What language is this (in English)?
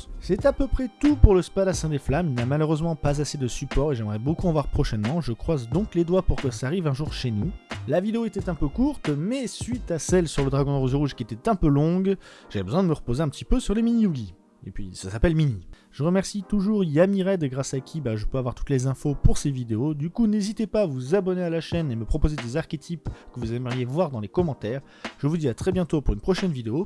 French